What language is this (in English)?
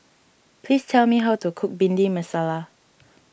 English